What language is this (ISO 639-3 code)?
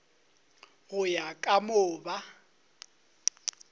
nso